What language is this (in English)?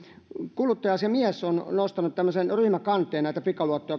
Finnish